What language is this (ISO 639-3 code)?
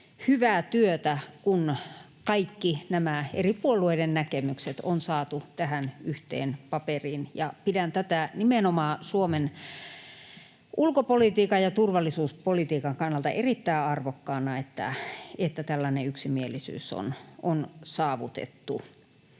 fin